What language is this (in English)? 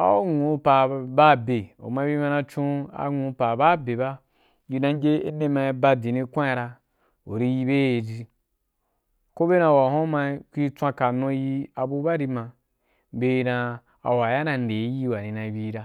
Wapan